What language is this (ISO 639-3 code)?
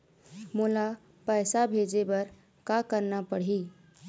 hne